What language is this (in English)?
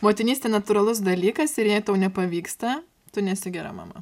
Lithuanian